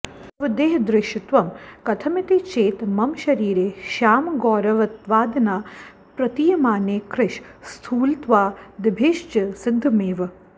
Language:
Sanskrit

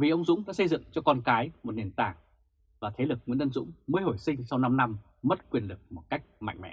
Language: Vietnamese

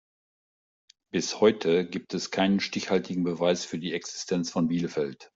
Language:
German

